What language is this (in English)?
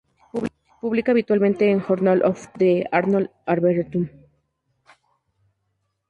Spanish